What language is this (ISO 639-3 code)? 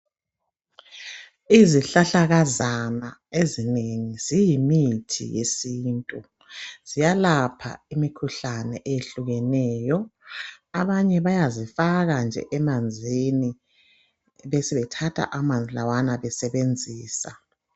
nde